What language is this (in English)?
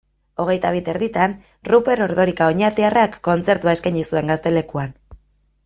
Basque